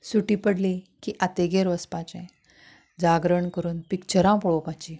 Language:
Konkani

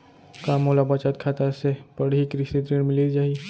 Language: Chhattisgarhi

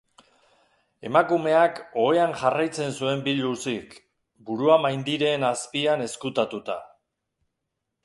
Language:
Basque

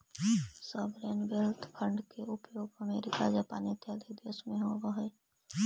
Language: Magahi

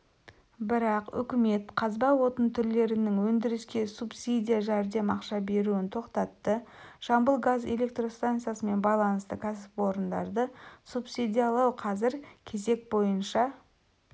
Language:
Kazakh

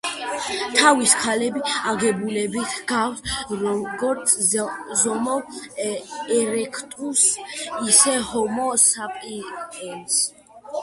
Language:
Georgian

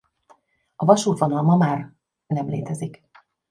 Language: Hungarian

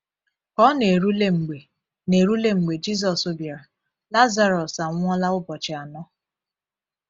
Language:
Igbo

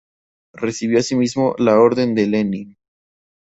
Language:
Spanish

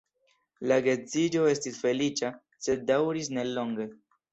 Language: Esperanto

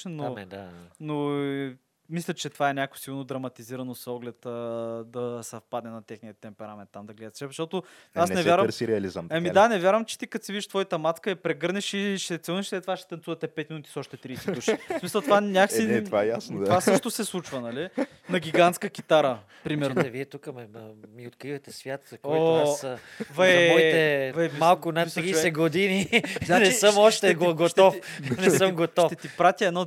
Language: Bulgarian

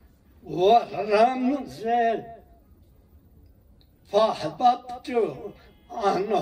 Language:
Persian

